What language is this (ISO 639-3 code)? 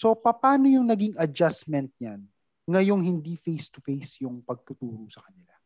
fil